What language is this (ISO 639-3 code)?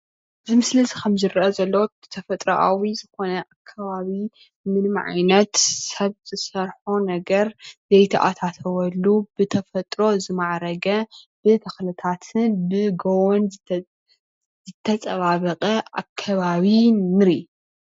tir